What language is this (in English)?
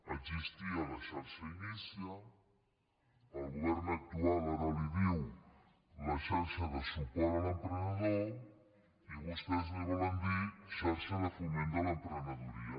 Catalan